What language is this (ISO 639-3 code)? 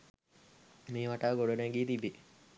sin